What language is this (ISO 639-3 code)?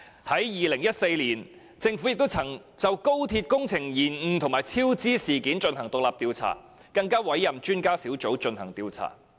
yue